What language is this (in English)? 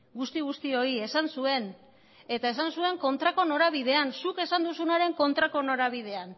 Basque